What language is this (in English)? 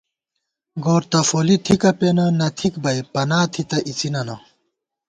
Gawar-Bati